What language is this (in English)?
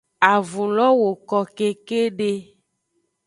Aja (Benin)